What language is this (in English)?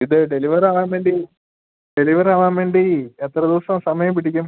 Malayalam